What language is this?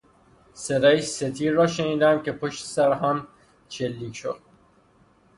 Persian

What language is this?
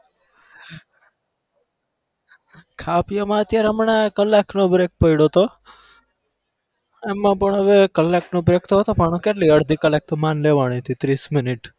Gujarati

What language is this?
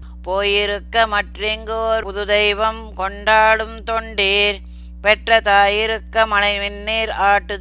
Tamil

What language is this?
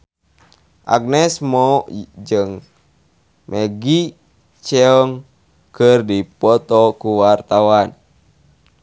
Sundanese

